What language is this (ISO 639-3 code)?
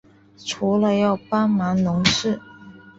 zho